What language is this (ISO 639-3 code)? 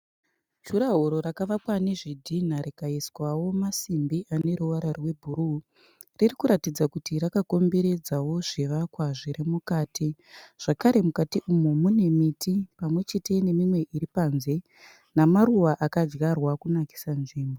sna